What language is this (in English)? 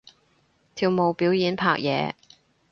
Cantonese